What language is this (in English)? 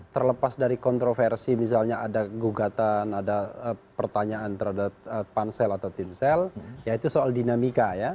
Indonesian